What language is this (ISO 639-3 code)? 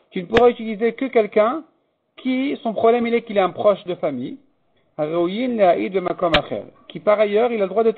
fra